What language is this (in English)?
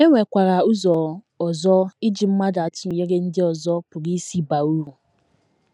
Igbo